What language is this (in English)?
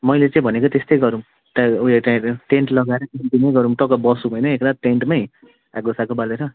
Nepali